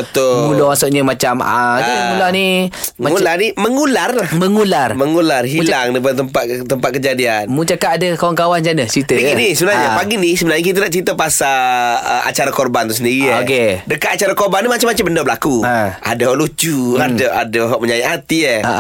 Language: Malay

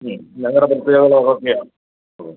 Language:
Malayalam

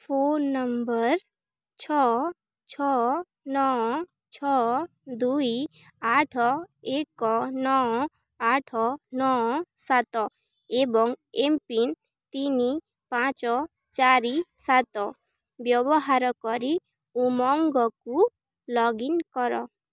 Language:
Odia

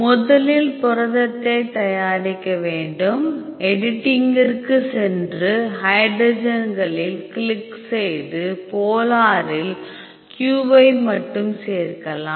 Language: Tamil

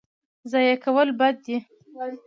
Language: Pashto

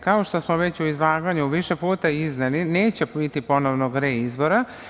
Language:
Serbian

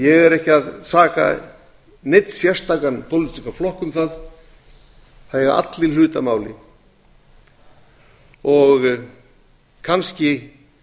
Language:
Icelandic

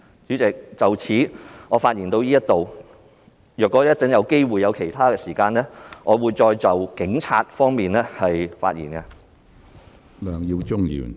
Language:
Cantonese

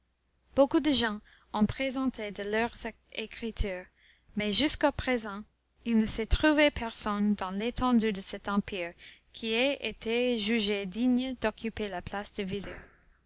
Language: French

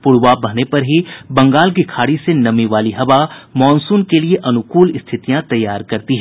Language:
Hindi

